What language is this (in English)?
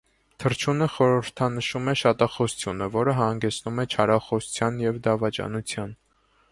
Armenian